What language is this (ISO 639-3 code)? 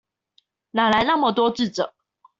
zho